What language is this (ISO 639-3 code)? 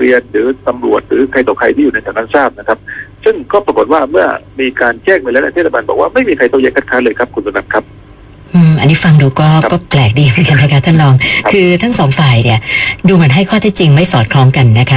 tha